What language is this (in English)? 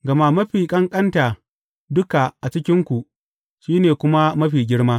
Hausa